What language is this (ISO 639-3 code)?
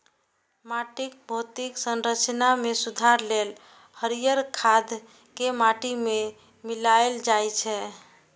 mai